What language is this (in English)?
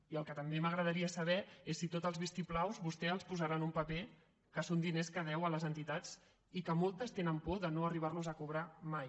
Catalan